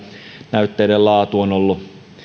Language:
Finnish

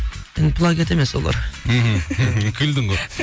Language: Kazakh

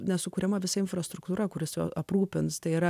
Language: Lithuanian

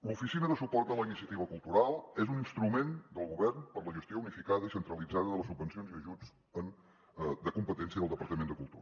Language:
Catalan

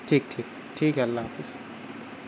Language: Urdu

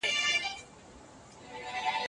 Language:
Pashto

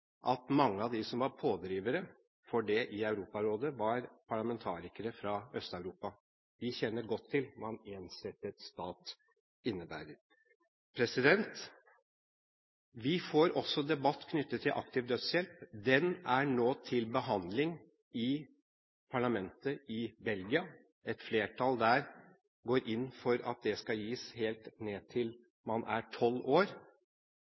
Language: Norwegian Bokmål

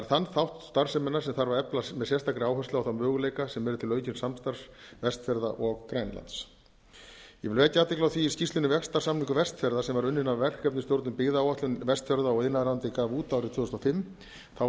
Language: Icelandic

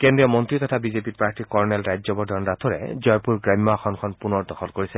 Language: Assamese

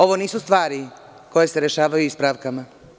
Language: Serbian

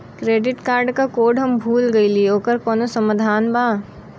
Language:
Bhojpuri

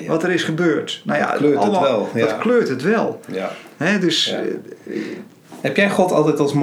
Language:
Dutch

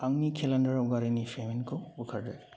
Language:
Bodo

